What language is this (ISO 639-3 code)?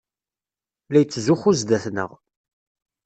kab